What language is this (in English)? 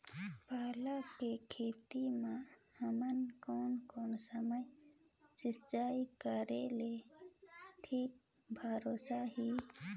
Chhattisgarhi